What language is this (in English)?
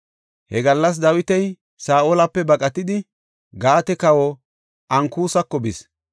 Gofa